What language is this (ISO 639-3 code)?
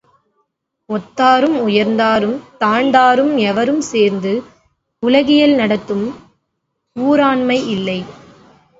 tam